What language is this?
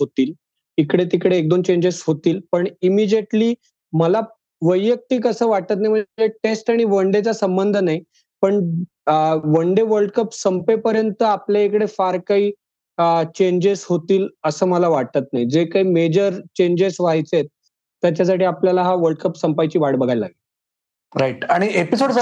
Marathi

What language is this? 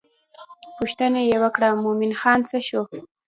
Pashto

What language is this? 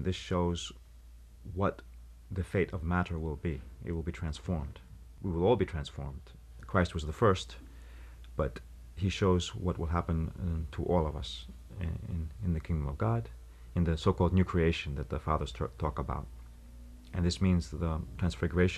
English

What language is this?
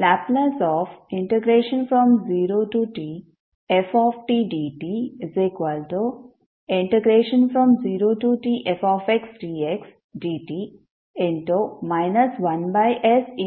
Kannada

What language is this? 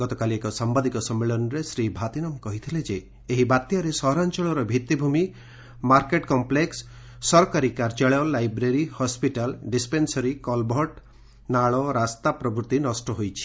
Odia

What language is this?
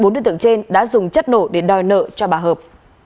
Vietnamese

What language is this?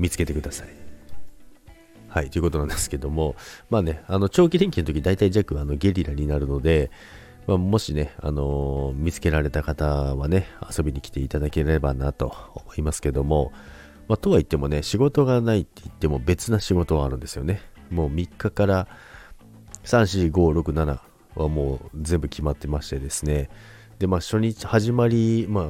Japanese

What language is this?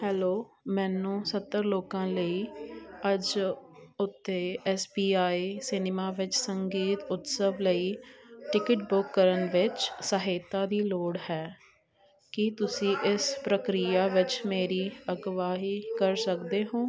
Punjabi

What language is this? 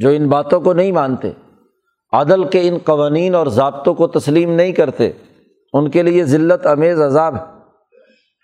Urdu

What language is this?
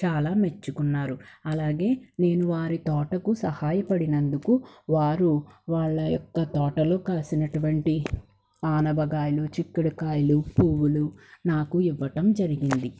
Telugu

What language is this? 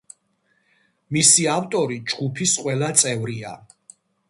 Georgian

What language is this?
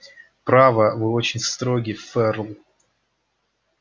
Russian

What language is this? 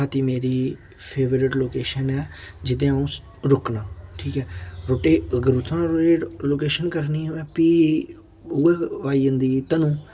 Dogri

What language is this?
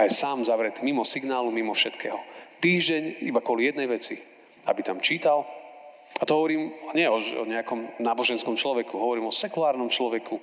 Slovak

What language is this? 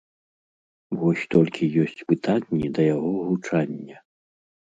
Belarusian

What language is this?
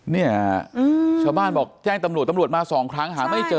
Thai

